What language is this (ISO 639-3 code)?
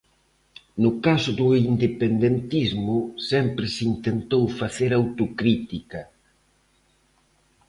glg